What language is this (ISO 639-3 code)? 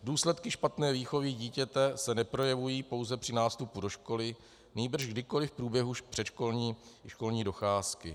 ces